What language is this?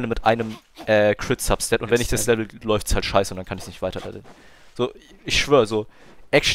German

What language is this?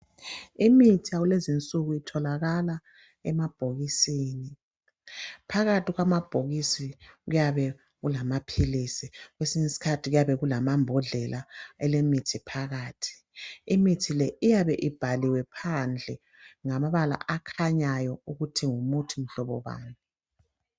North Ndebele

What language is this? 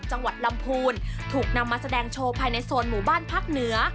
Thai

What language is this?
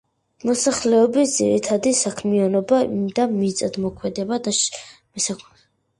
Georgian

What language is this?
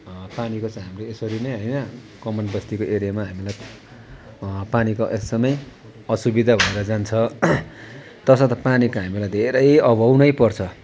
Nepali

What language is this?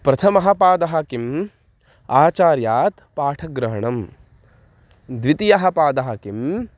Sanskrit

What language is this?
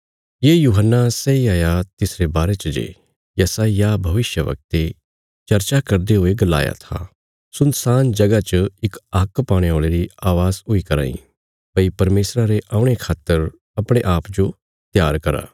Bilaspuri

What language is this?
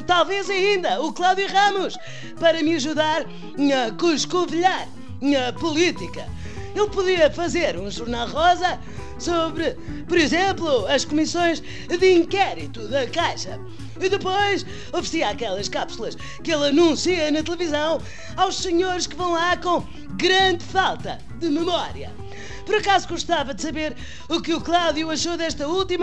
Portuguese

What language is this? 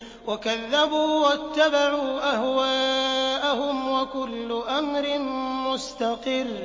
Arabic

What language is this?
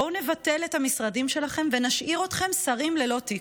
Hebrew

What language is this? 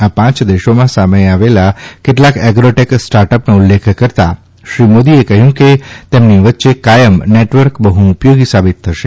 Gujarati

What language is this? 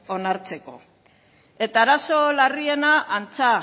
Basque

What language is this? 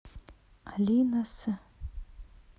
Russian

